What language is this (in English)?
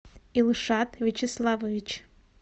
Russian